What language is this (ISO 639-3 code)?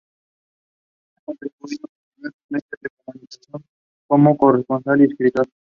spa